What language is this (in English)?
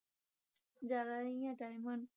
Punjabi